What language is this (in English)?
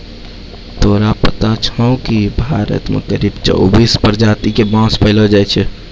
Maithili